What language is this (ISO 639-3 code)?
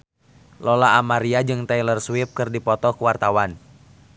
sun